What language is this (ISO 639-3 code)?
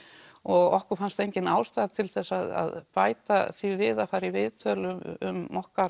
isl